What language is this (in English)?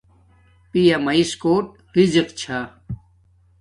Domaaki